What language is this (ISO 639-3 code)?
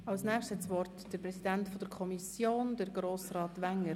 gsw